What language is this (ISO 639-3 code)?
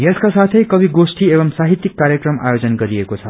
nep